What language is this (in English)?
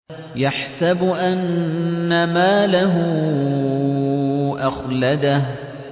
Arabic